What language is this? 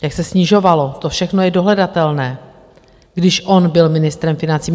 Czech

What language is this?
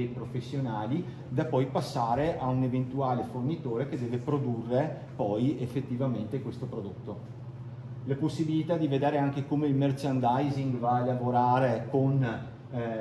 Italian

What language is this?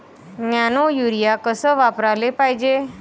Marathi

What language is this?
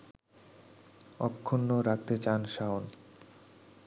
Bangla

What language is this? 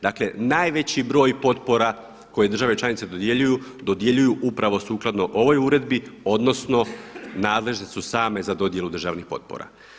Croatian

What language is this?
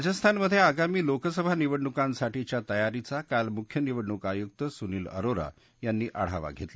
Marathi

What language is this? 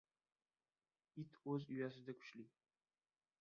Uzbek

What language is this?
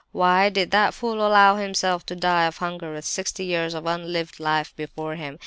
English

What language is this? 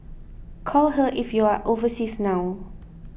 English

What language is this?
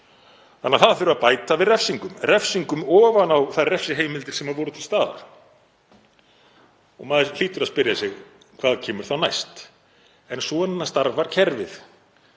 Icelandic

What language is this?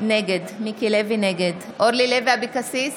Hebrew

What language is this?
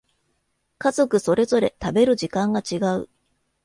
Japanese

